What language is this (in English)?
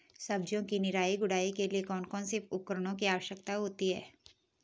Hindi